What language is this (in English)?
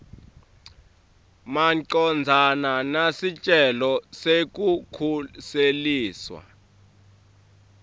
Swati